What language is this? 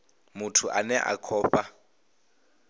Venda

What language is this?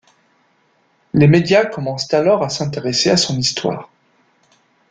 French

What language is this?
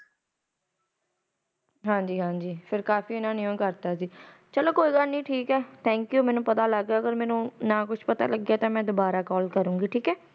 Punjabi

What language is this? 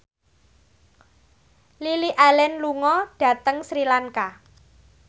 Javanese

